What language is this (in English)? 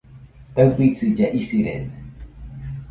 Nüpode Huitoto